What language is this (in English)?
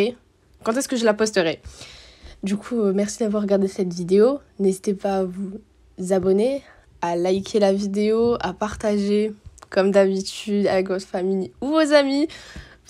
French